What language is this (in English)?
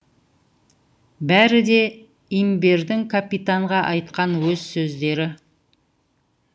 Kazakh